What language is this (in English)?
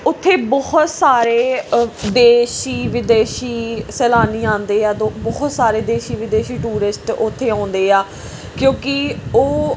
Punjabi